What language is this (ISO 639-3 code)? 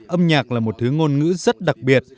vie